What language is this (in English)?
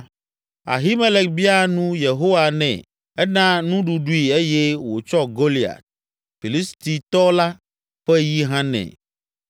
Ewe